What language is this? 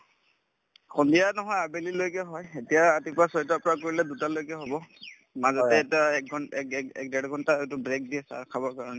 Assamese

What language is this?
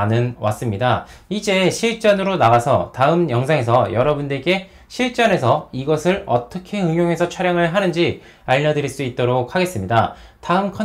Korean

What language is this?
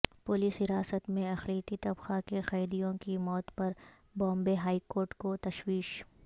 Urdu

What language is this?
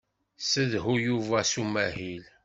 Kabyle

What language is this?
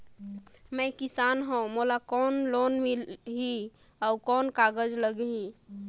Chhattisgarhi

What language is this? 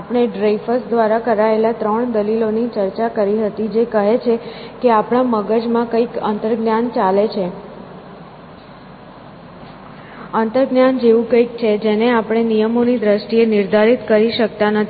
Gujarati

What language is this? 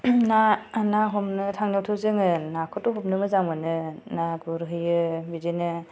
Bodo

